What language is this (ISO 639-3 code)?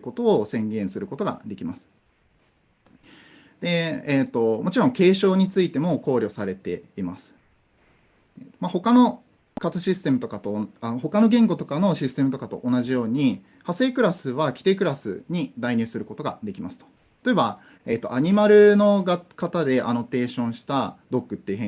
jpn